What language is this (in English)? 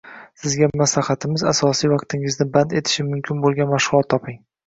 Uzbek